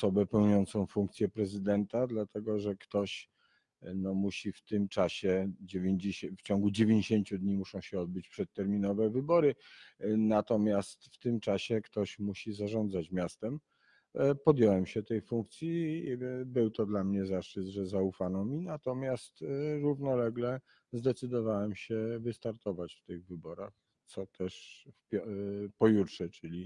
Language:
Polish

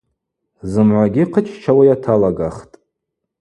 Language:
Abaza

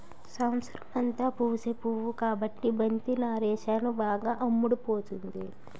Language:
Telugu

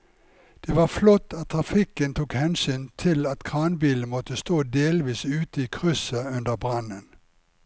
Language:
Norwegian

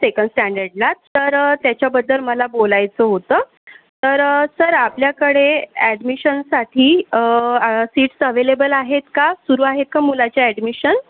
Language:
Marathi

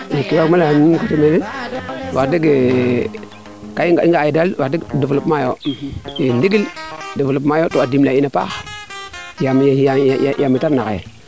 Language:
Serer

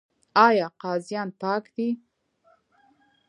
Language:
Pashto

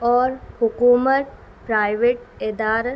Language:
Urdu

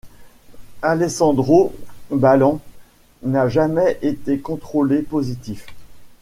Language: French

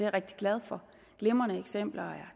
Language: Danish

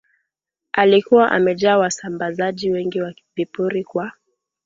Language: Swahili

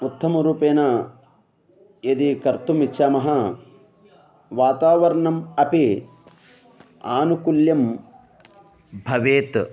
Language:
Sanskrit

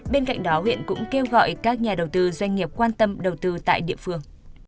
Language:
Vietnamese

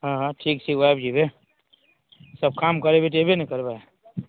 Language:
Maithili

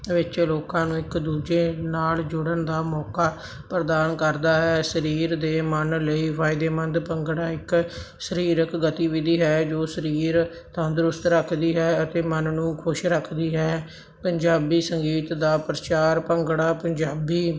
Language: Punjabi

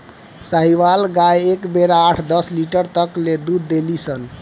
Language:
Bhojpuri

